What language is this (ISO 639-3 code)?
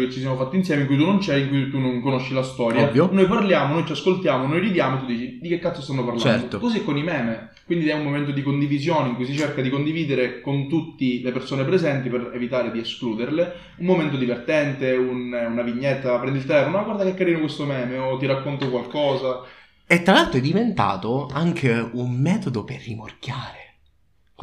ita